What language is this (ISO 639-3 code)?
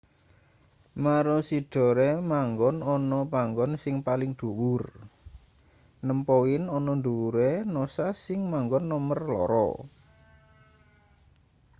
jav